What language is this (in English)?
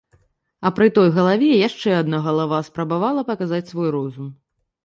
Belarusian